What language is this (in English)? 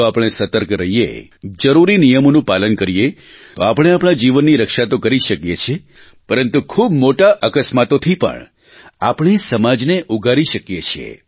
Gujarati